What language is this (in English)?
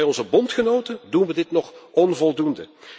Dutch